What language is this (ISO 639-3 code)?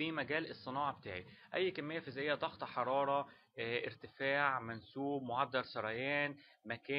ara